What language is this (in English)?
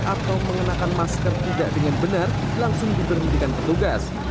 Indonesian